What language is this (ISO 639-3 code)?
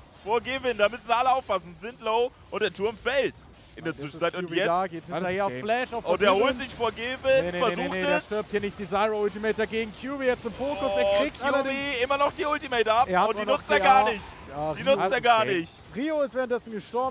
deu